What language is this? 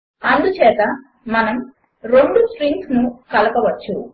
Telugu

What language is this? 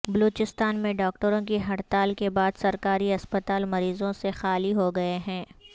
Urdu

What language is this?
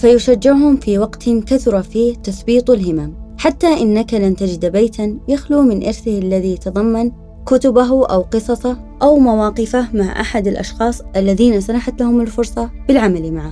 Arabic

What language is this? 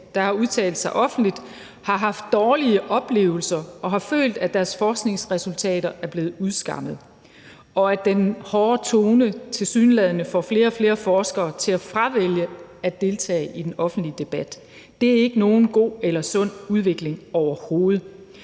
Danish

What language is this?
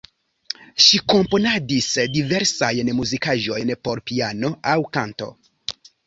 Esperanto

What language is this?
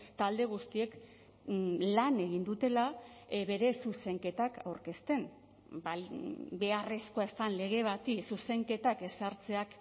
Basque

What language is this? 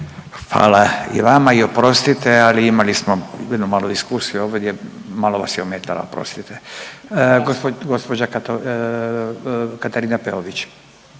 Croatian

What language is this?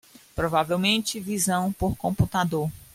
Portuguese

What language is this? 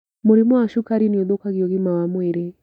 Kikuyu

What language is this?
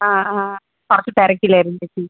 Malayalam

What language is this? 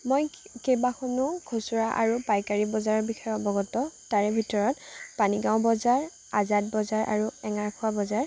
Assamese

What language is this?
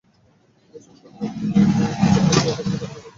Bangla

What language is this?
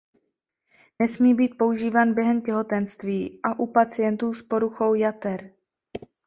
Czech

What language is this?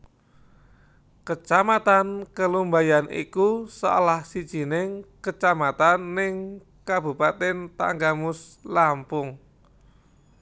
Javanese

